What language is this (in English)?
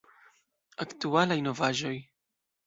Esperanto